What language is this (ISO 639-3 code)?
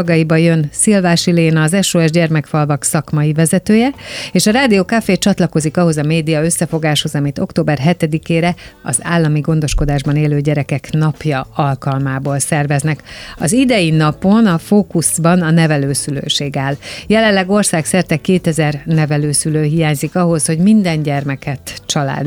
hun